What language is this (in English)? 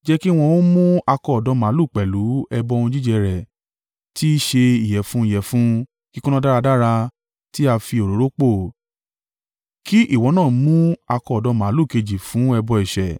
Yoruba